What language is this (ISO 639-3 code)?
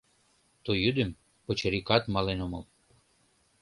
chm